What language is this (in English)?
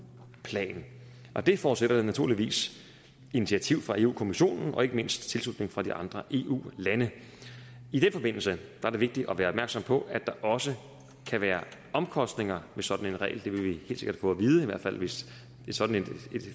Danish